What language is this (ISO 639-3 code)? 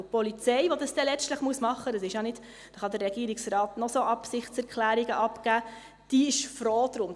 gsw